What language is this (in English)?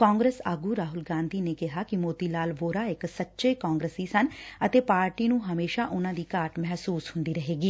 Punjabi